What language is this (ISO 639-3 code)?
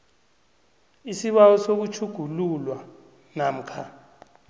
nbl